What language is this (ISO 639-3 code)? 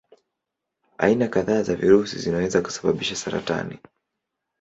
swa